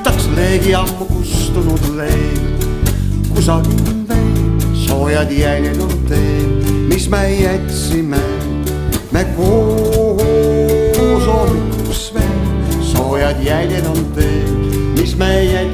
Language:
Latvian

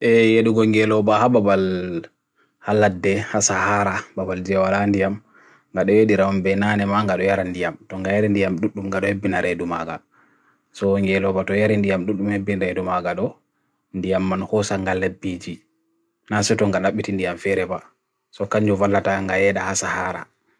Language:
Bagirmi Fulfulde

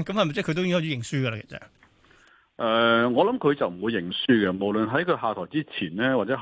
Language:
Chinese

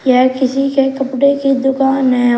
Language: Hindi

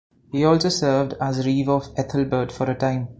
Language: English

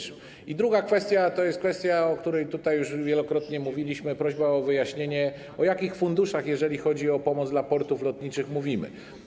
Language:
Polish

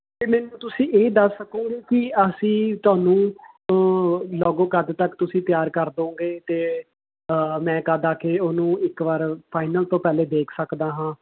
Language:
Punjabi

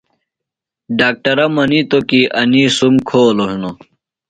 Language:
Phalura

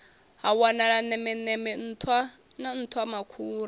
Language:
Venda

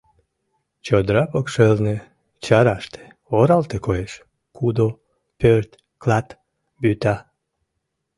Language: Mari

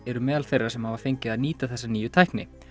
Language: Icelandic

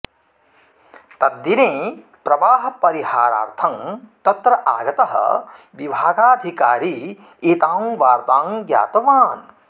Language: Sanskrit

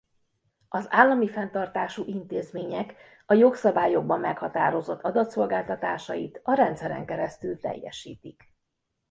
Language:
Hungarian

